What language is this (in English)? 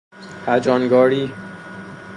Persian